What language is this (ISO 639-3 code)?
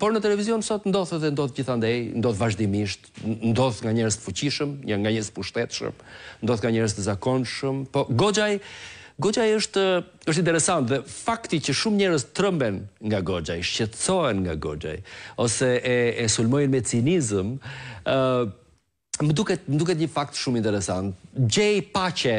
ron